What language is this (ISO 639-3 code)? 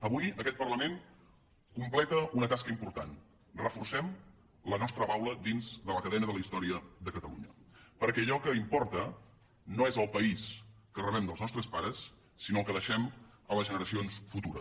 cat